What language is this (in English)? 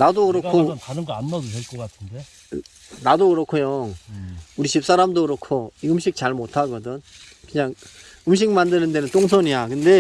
Korean